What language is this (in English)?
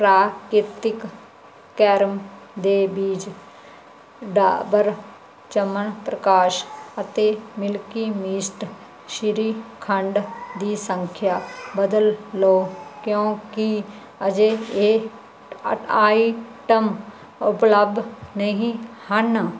Punjabi